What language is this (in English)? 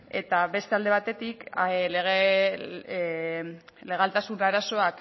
Basque